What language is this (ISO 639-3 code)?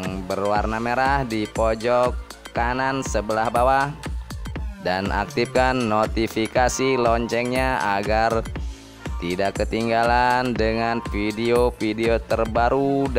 ind